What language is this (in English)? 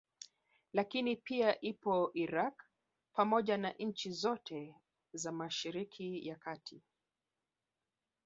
Swahili